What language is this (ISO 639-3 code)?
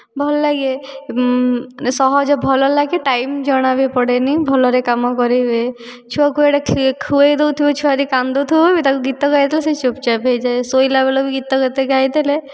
ori